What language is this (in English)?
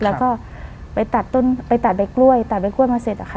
Thai